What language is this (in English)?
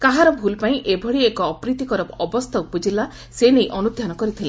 Odia